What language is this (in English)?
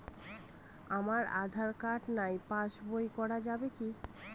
Bangla